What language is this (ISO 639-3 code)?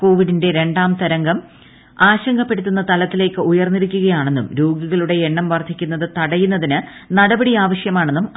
mal